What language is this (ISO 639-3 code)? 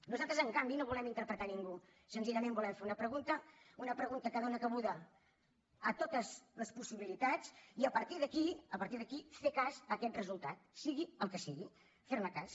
cat